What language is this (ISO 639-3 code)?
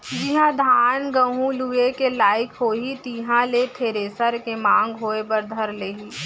hne